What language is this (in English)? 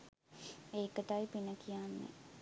Sinhala